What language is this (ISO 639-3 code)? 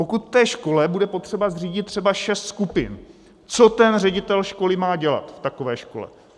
ces